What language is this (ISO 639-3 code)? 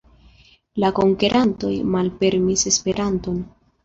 epo